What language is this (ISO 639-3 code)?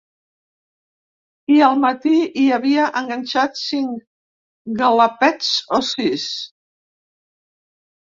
cat